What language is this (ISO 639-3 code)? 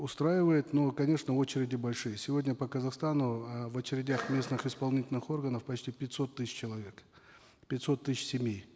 kaz